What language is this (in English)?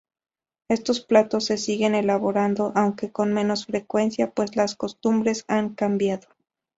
Spanish